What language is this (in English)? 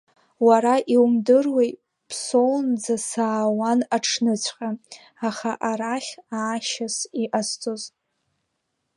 Abkhazian